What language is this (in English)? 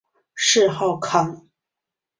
Chinese